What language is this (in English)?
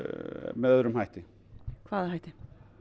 Icelandic